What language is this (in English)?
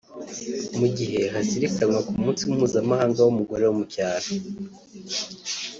Kinyarwanda